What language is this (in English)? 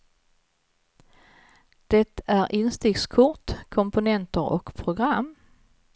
Swedish